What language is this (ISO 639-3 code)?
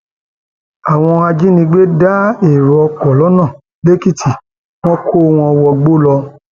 yor